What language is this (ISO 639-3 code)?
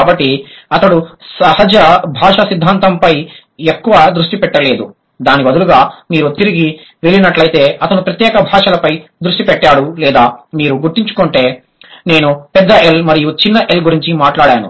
tel